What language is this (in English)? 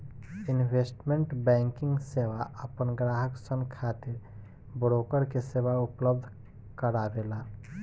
Bhojpuri